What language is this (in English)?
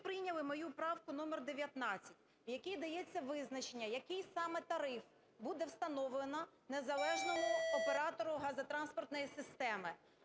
Ukrainian